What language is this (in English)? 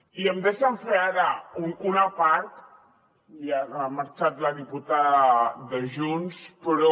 Catalan